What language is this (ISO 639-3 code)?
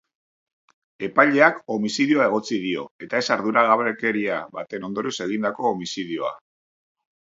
eus